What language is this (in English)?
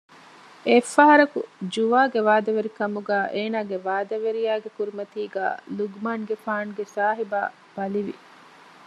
Divehi